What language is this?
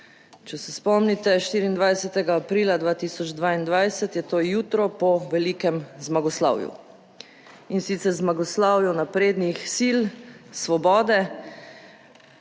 Slovenian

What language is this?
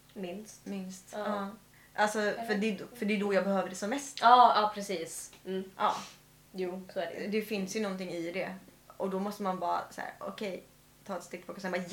Swedish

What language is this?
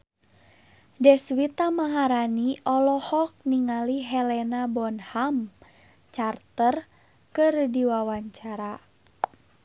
Sundanese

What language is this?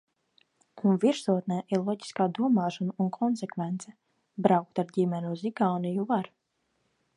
Latvian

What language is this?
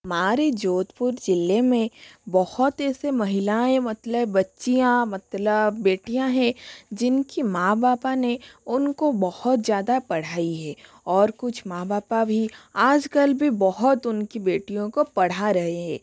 Hindi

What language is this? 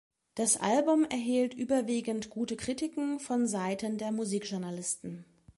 German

